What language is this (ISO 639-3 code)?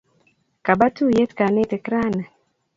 kln